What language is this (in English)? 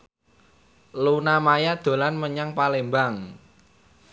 Javanese